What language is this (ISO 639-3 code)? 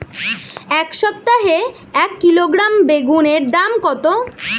ben